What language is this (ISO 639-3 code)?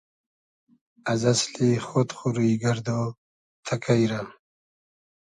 haz